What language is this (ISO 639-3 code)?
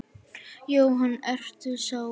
isl